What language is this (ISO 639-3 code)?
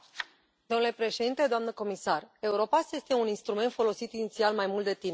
ron